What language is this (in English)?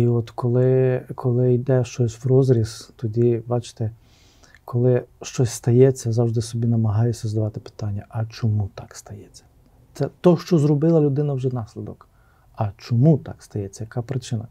Ukrainian